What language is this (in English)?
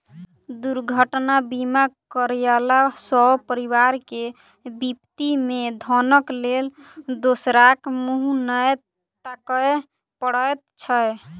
Maithili